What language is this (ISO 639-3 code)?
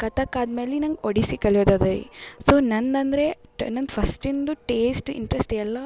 kan